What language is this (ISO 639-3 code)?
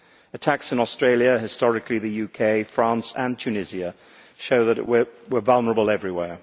eng